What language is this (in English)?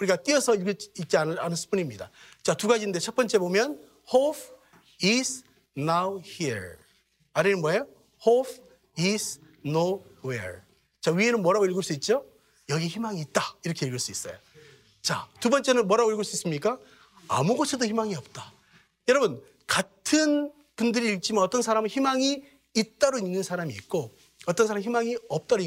Korean